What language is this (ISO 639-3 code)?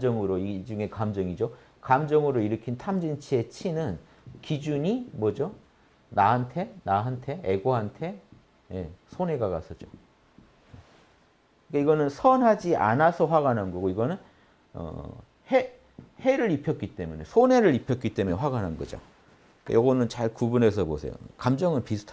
kor